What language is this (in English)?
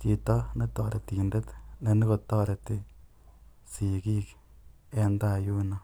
Kalenjin